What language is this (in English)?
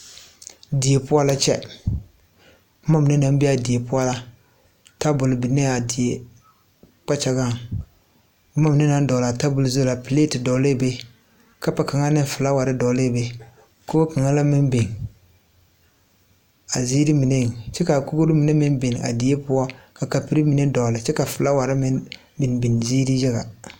Southern Dagaare